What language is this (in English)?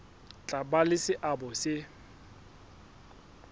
Southern Sotho